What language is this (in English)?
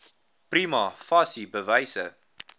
Afrikaans